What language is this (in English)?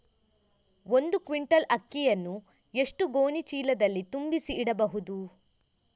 Kannada